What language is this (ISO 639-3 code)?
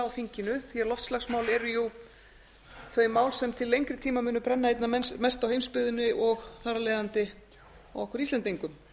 isl